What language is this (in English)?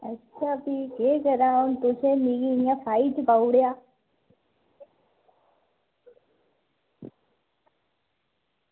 Dogri